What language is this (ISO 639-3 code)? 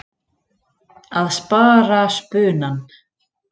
isl